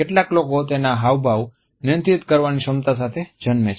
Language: Gujarati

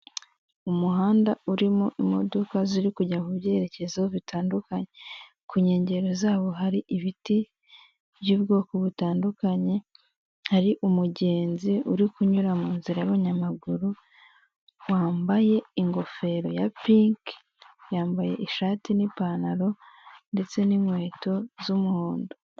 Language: Kinyarwanda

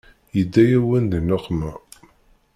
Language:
Kabyle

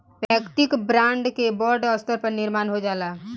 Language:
Bhojpuri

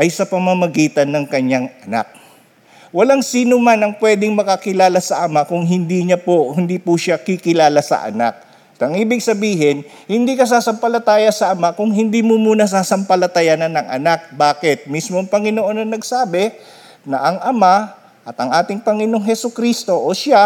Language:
Filipino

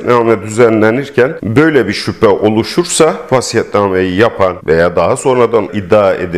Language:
Turkish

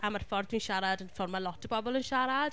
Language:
Welsh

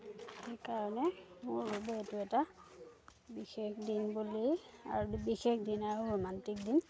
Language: Assamese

